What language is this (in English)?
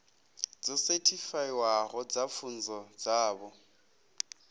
Venda